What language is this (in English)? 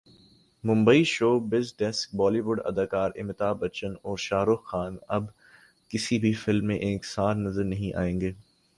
Urdu